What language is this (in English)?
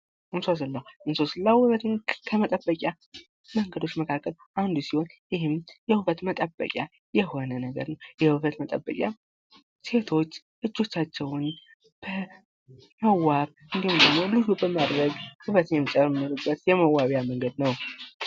Amharic